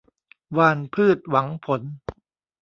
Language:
Thai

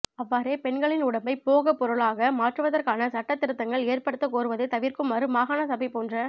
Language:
Tamil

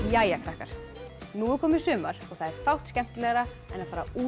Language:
Icelandic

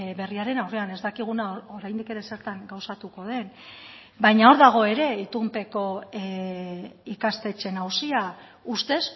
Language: Basque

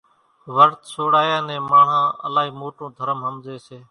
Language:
Kachi Koli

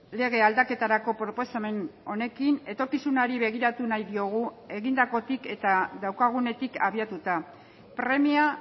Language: Basque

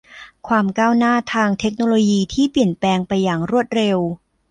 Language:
Thai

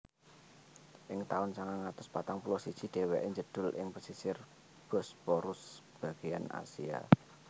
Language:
Javanese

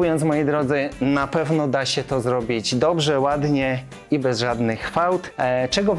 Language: Polish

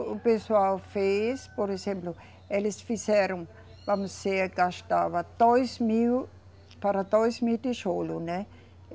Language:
Portuguese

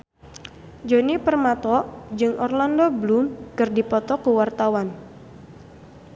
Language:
Sundanese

